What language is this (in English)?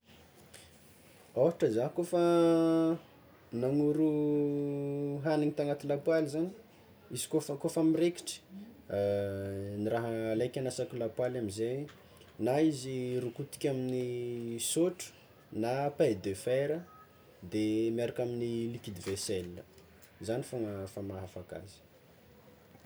Tsimihety Malagasy